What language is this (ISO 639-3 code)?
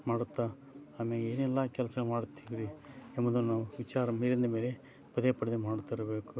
kan